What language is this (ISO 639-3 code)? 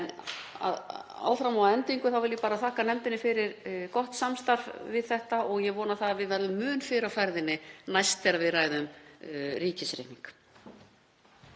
isl